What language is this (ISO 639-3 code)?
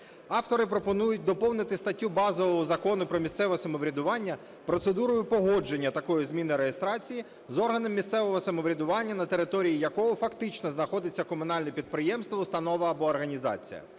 ukr